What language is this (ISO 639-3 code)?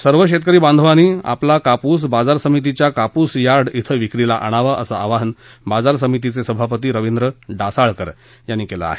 mar